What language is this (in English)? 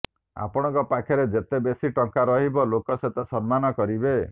Odia